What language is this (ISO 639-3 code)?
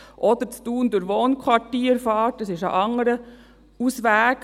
gsw